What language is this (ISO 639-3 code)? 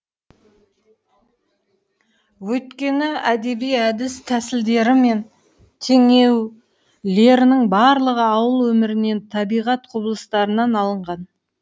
kaz